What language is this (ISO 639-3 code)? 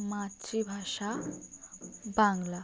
ben